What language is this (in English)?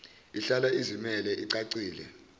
Zulu